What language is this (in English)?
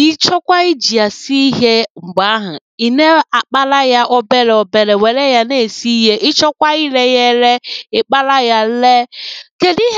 Igbo